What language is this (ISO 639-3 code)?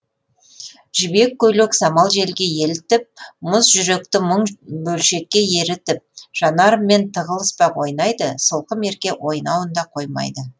kaz